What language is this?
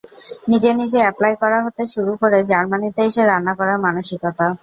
Bangla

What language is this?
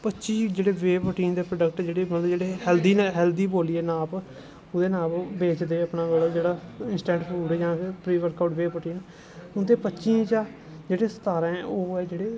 Dogri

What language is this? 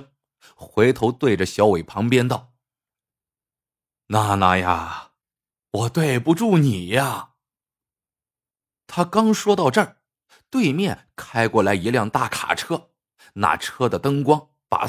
Chinese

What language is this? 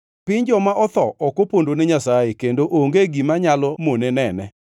Luo (Kenya and Tanzania)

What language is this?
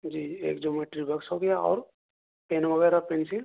Urdu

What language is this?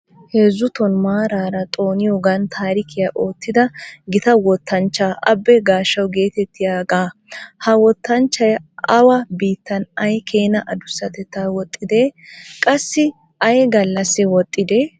Wolaytta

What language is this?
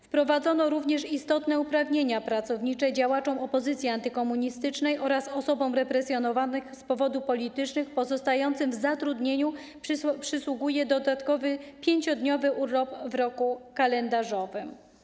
Polish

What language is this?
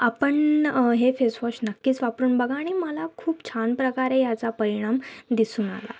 Marathi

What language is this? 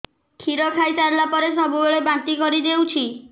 Odia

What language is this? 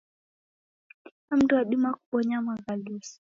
Taita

